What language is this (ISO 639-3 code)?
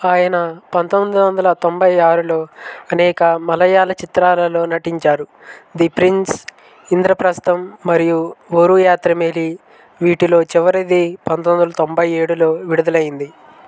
tel